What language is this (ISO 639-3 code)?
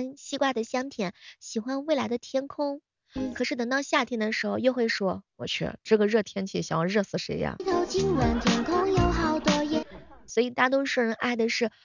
zho